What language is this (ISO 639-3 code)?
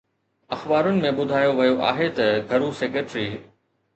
snd